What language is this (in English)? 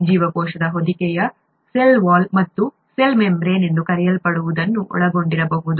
Kannada